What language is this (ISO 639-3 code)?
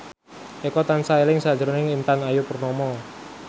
jav